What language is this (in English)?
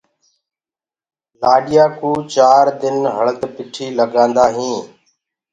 Gurgula